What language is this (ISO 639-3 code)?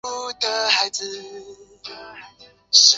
zho